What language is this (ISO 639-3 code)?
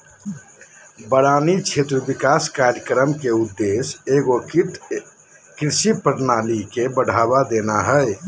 mag